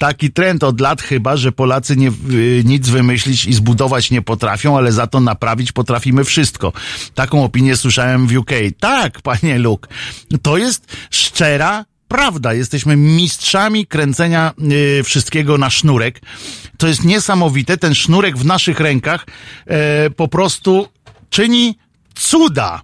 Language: Polish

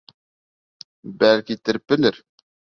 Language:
Bashkir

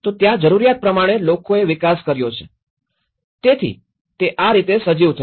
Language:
Gujarati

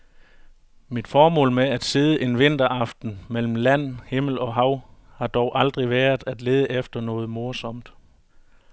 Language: Danish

